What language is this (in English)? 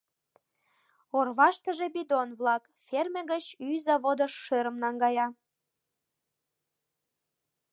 Mari